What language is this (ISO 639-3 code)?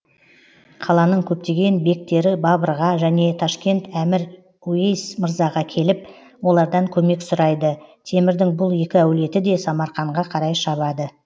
kaz